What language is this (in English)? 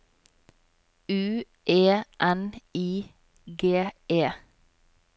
Norwegian